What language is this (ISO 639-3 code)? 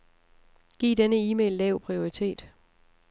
dan